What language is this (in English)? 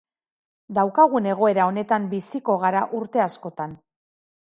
Basque